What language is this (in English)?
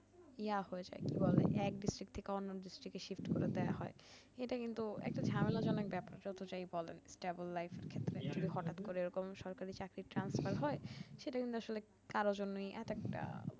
Bangla